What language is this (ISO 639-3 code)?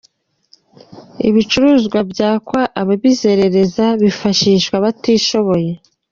kin